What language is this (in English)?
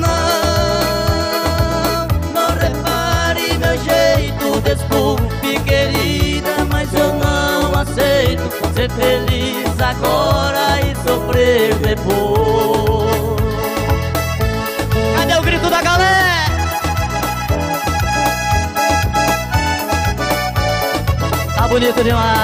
Portuguese